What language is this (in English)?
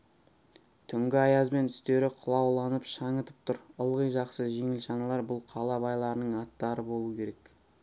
Kazakh